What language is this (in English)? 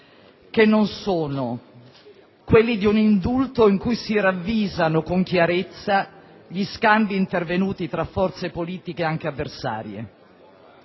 Italian